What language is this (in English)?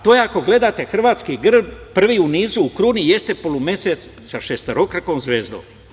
Serbian